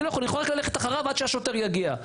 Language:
Hebrew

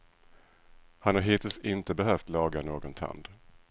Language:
Swedish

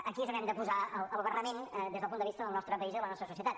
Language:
Catalan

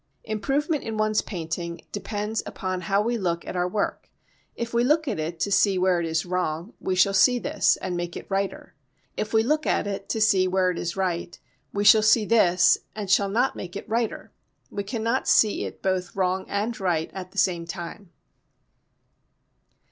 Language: English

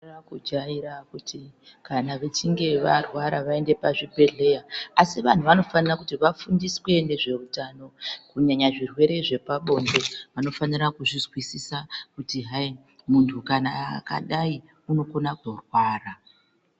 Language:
Ndau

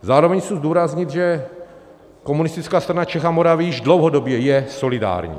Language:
Czech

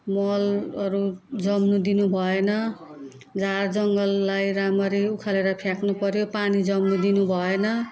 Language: Nepali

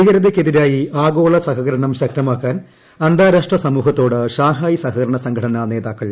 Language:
Malayalam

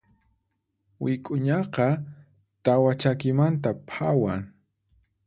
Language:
Puno Quechua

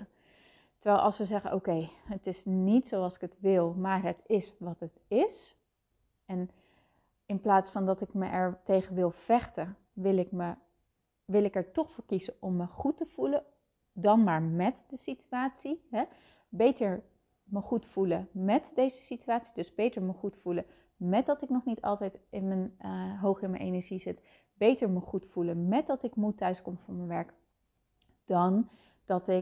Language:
Dutch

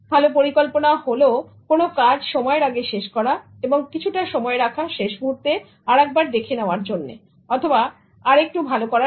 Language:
Bangla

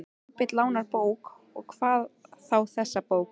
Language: Icelandic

